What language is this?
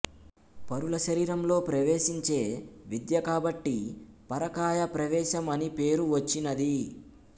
Telugu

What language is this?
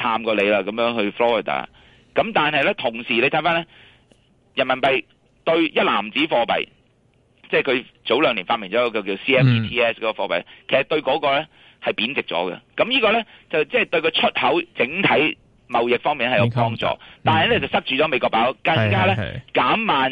Chinese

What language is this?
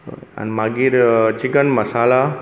Konkani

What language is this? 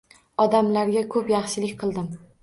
Uzbek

